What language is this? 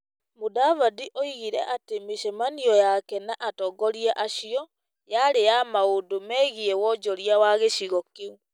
Kikuyu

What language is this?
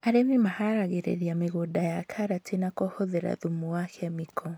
Kikuyu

